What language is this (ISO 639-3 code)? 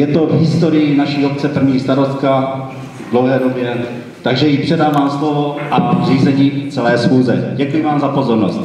ces